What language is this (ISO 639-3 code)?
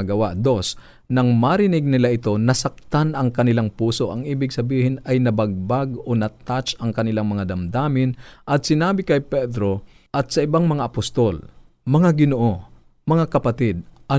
fil